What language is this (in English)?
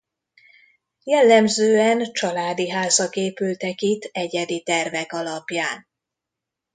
Hungarian